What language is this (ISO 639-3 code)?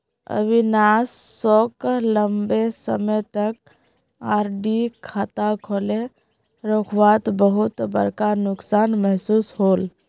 mag